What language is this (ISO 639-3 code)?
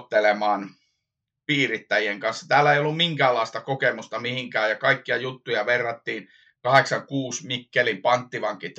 fin